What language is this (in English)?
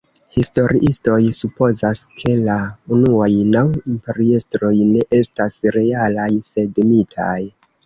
Esperanto